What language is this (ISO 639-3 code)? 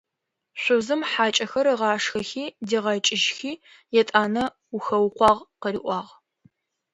ady